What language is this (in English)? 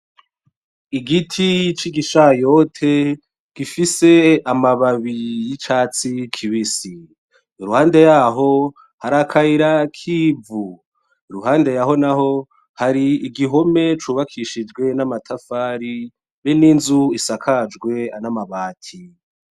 Rundi